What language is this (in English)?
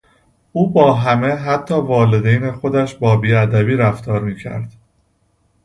Persian